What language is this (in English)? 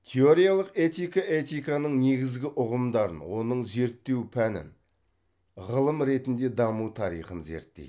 Kazakh